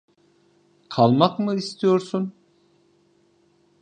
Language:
Turkish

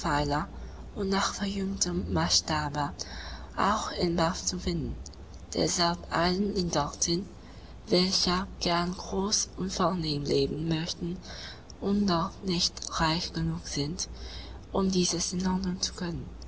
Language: German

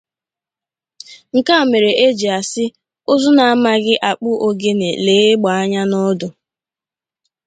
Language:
Igbo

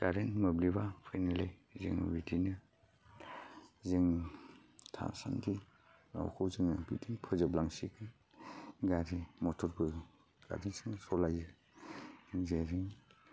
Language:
Bodo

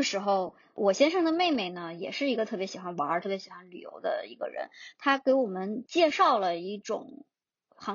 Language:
Chinese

